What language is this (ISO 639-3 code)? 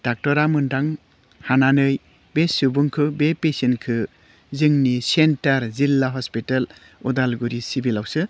brx